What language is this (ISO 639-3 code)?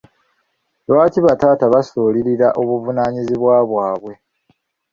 lug